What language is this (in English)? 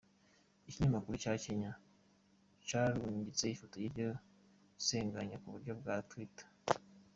Kinyarwanda